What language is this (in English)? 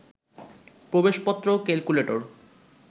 Bangla